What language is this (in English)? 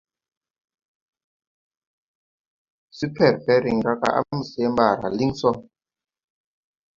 Tupuri